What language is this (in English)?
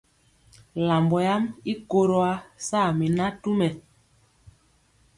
Mpiemo